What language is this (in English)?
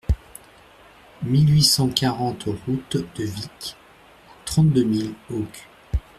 French